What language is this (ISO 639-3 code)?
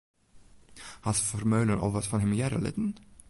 fry